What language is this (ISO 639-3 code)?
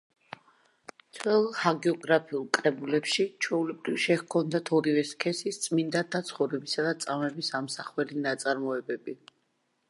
kat